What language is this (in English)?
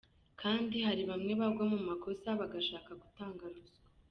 Kinyarwanda